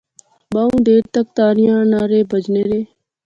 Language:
Pahari-Potwari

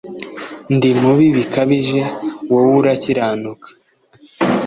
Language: Kinyarwanda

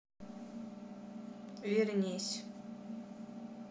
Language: Russian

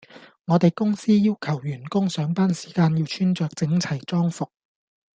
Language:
Cantonese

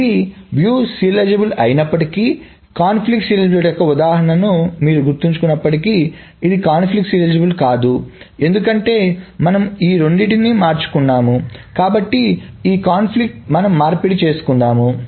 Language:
Telugu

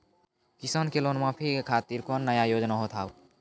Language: Maithili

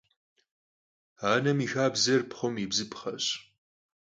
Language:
Kabardian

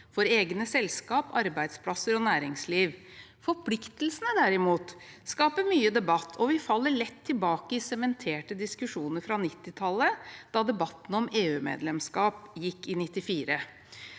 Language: Norwegian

